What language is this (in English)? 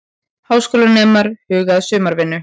Icelandic